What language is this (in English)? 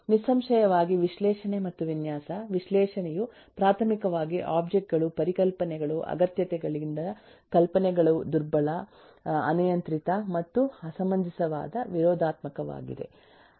Kannada